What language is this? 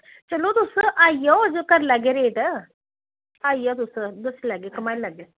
Dogri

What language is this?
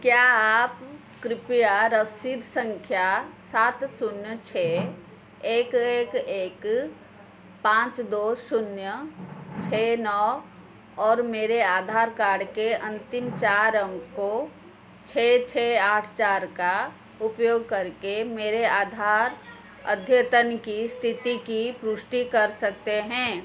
Hindi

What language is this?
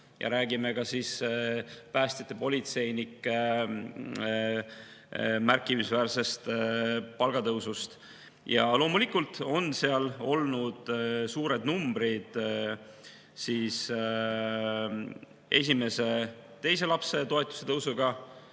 Estonian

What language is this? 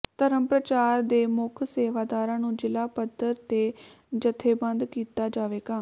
Punjabi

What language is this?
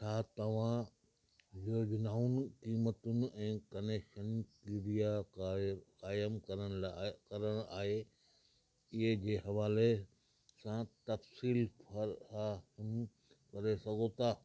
Sindhi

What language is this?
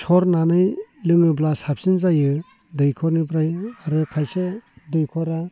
Bodo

